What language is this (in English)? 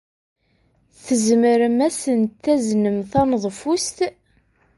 Kabyle